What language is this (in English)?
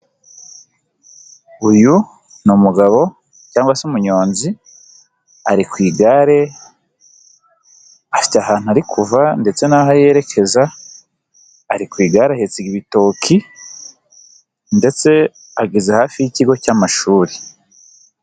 Kinyarwanda